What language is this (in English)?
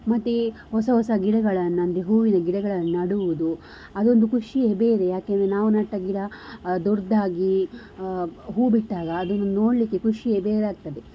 Kannada